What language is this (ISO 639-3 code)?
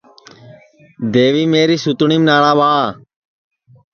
ssi